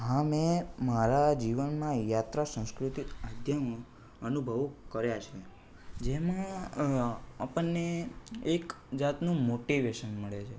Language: Gujarati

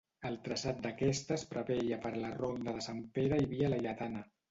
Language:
Catalan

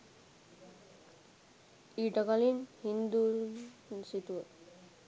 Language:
Sinhala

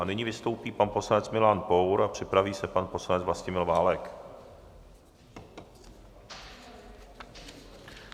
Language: Czech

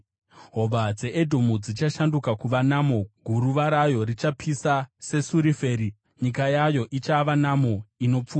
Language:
Shona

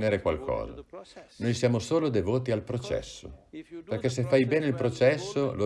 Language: Italian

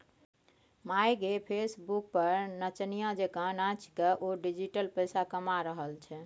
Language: Maithili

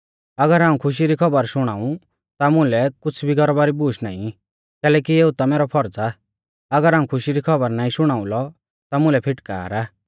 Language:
Mahasu Pahari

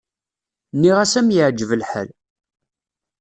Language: Kabyle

